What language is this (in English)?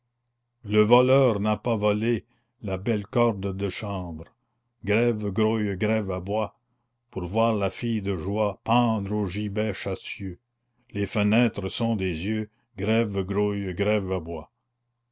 French